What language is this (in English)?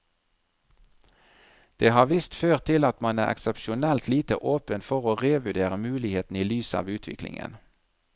Norwegian